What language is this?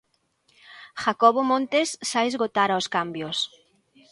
Galician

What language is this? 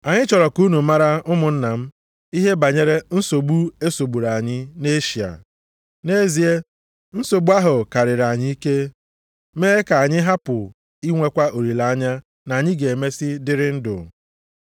Igbo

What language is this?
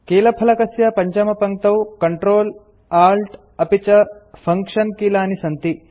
Sanskrit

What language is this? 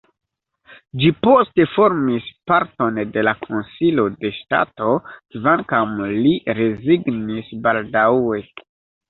Esperanto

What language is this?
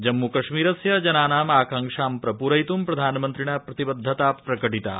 Sanskrit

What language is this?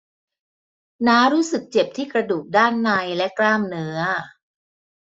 Thai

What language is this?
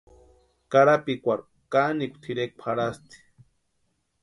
Western Highland Purepecha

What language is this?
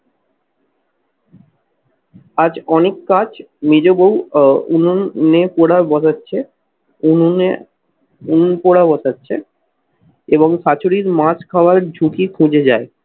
Bangla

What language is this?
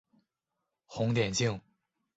Chinese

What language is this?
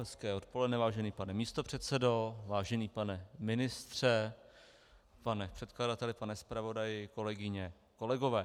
Czech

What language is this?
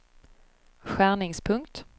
Swedish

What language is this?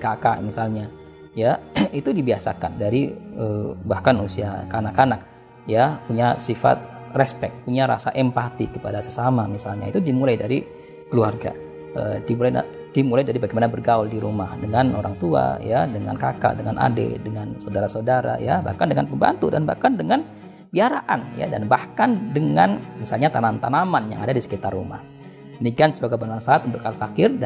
Indonesian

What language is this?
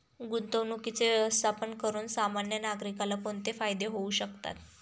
Marathi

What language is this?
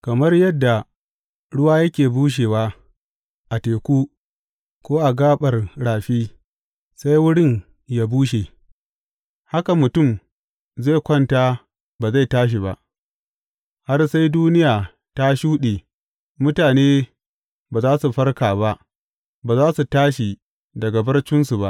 Hausa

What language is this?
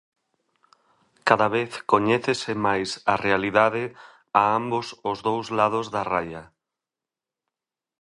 Galician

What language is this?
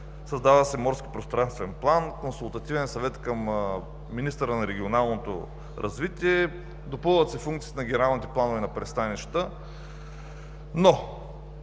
Bulgarian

